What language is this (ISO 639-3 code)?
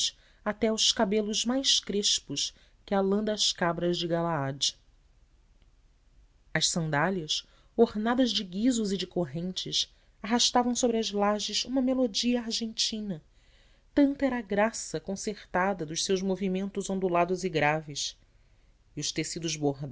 por